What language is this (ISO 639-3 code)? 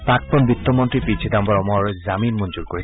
asm